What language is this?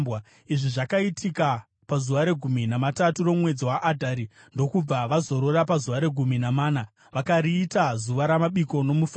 Shona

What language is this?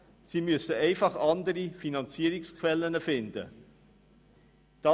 Swiss German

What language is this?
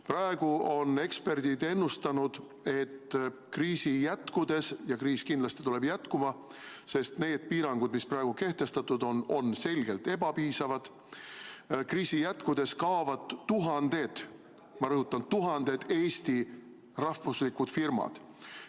Estonian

